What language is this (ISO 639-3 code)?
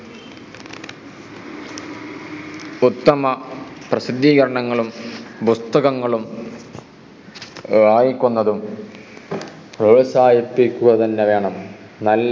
mal